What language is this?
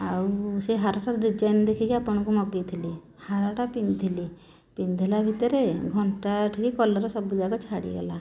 Odia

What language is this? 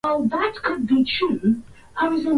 Swahili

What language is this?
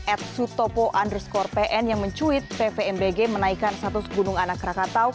Indonesian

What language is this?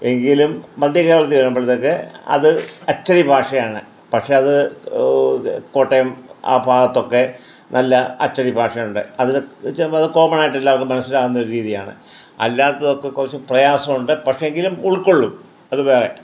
Malayalam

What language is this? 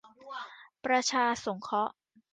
Thai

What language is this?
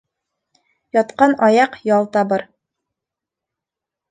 Bashkir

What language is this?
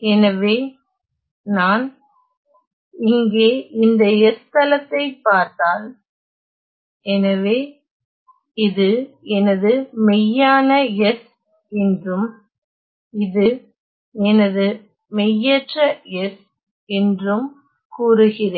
Tamil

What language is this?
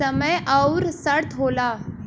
Bhojpuri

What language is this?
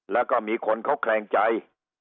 Thai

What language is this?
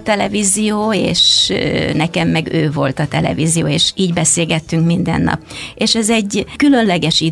Hungarian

